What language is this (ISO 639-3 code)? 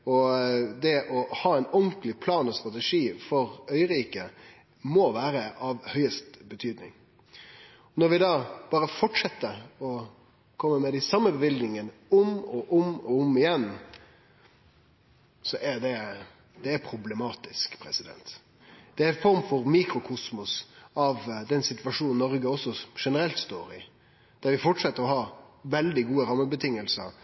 nno